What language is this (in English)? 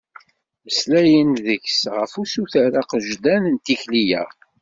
Kabyle